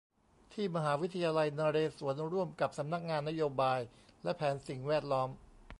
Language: Thai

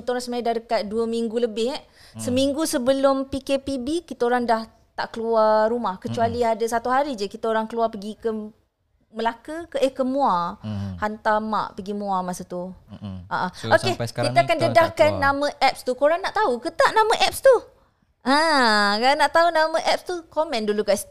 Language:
Malay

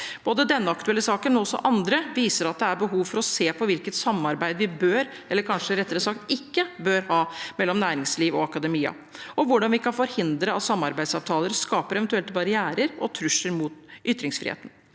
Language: Norwegian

